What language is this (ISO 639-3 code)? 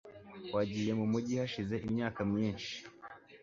kin